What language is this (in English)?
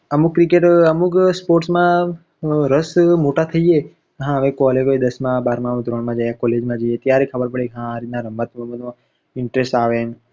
Gujarati